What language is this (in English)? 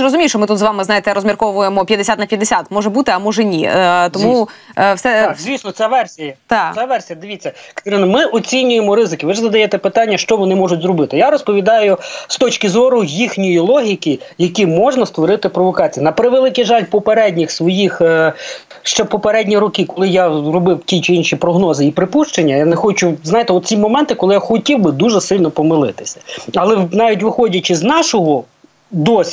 Ukrainian